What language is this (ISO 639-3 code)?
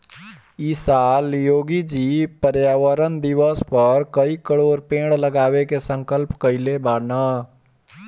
bho